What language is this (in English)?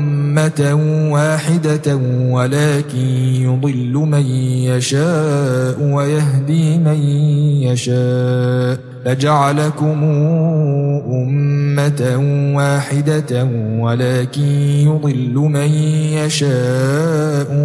Arabic